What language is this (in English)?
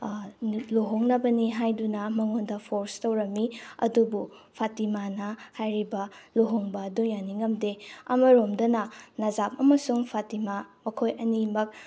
Manipuri